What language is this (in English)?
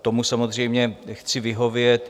Czech